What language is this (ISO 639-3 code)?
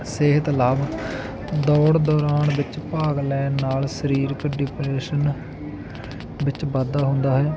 pan